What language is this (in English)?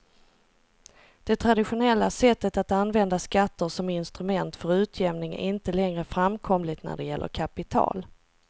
Swedish